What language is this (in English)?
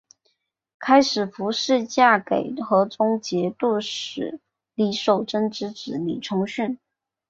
Chinese